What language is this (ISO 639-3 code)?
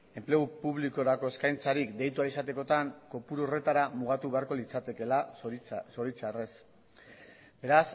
eus